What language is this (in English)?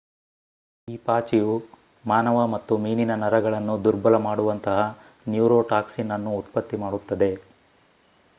Kannada